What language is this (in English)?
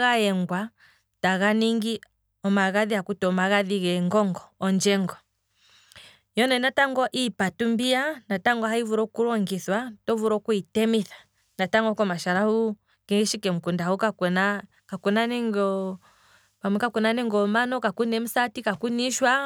Kwambi